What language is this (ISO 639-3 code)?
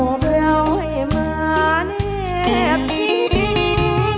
tha